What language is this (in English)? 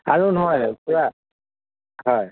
Assamese